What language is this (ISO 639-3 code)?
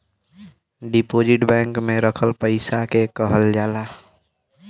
bho